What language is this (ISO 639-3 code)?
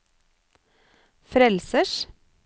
nor